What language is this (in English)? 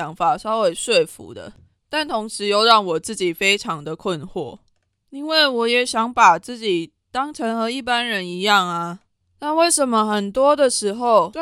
Chinese